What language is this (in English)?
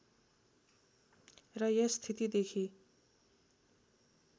Nepali